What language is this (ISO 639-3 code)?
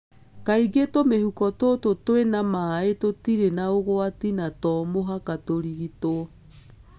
kik